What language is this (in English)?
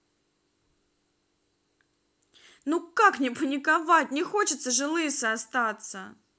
Russian